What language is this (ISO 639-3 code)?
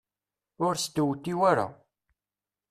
kab